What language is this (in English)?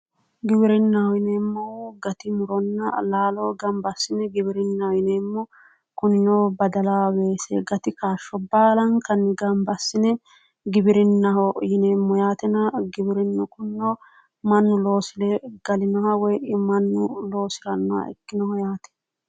Sidamo